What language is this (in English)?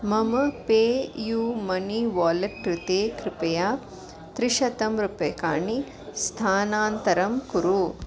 Sanskrit